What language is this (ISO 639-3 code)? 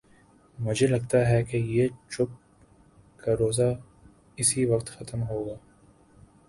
urd